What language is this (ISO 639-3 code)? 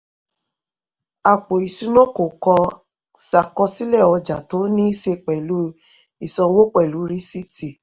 yor